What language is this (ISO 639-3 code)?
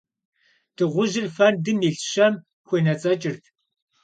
kbd